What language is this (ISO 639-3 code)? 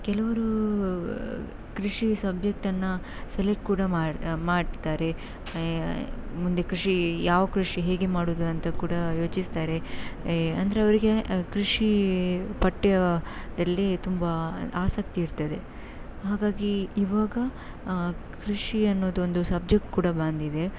kan